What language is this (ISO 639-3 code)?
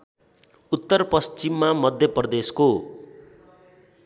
nep